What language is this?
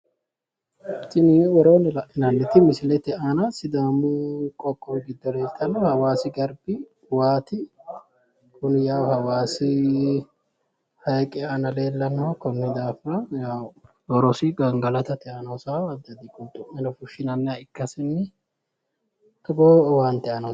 Sidamo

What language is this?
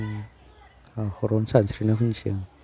Bodo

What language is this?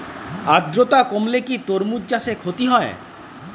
Bangla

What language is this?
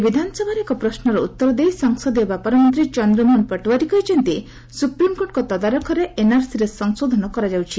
Odia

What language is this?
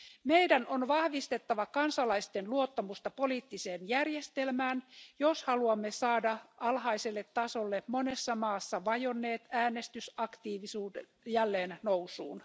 Finnish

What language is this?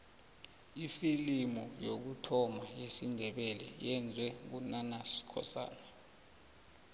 South Ndebele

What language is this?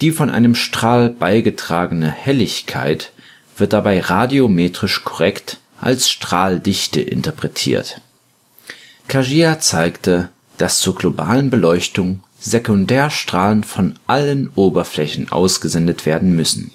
German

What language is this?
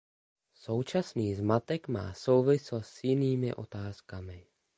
Czech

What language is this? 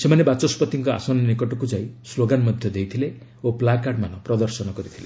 Odia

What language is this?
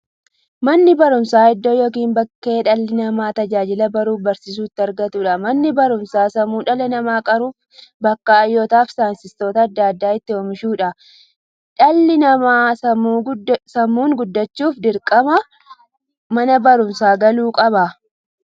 Oromo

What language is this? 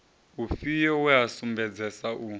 Venda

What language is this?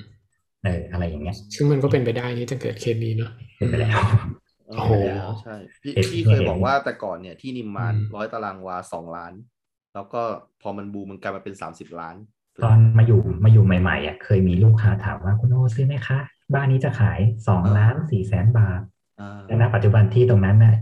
Thai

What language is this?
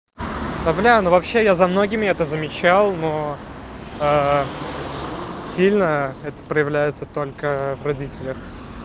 Russian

